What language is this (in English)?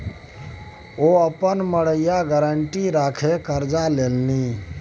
Maithili